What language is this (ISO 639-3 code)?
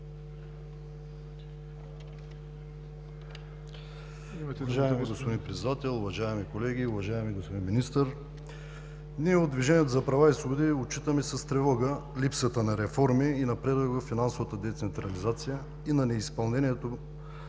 bul